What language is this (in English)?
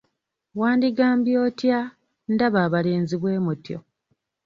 Ganda